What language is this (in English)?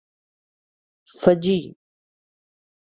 Urdu